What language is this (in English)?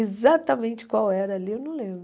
Portuguese